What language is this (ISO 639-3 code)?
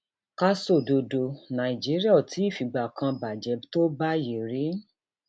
yor